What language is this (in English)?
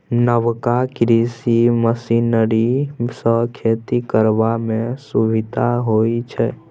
Maithili